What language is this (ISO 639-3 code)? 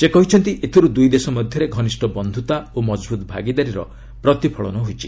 ori